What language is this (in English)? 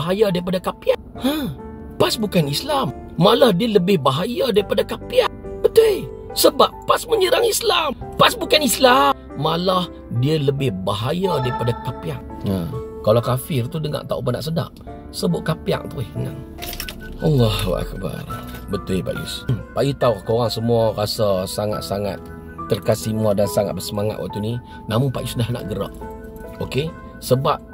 Malay